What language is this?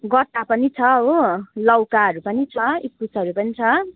Nepali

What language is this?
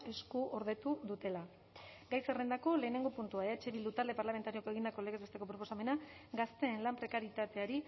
Basque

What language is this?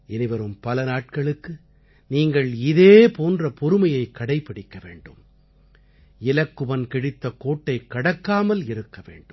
Tamil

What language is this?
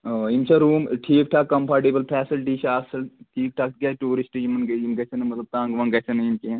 Kashmiri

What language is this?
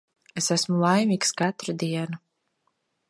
Latvian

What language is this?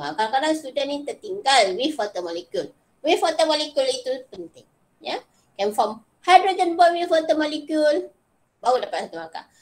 Malay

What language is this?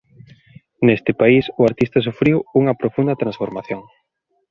Galician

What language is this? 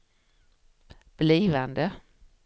Swedish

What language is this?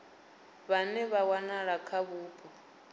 Venda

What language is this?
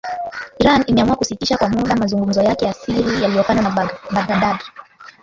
Swahili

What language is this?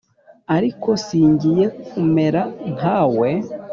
Kinyarwanda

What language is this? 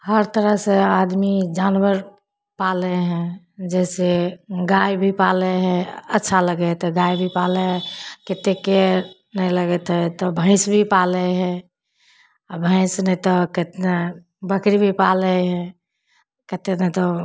Maithili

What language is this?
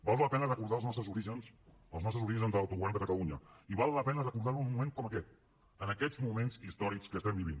Catalan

